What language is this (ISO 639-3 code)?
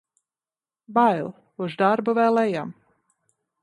lav